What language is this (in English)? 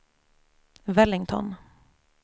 Swedish